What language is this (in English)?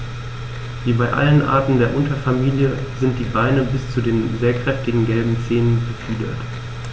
German